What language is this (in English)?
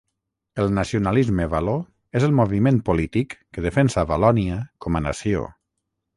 Catalan